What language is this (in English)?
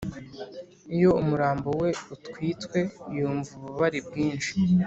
Kinyarwanda